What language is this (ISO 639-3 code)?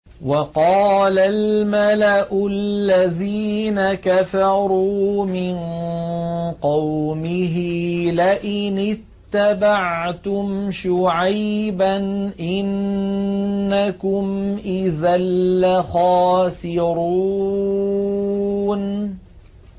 ara